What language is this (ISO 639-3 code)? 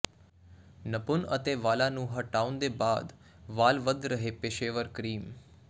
pan